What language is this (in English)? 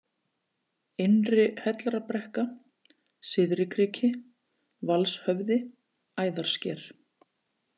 Icelandic